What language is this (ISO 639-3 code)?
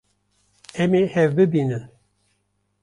kur